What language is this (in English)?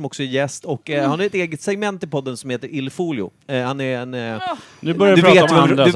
Swedish